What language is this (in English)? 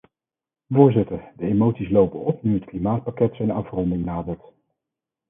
Dutch